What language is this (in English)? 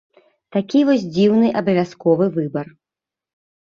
Belarusian